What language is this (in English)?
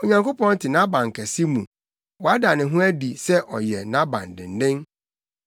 Akan